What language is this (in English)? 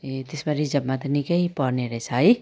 Nepali